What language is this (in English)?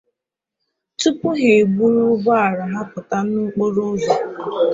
Igbo